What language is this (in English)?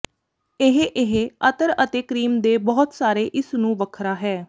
Punjabi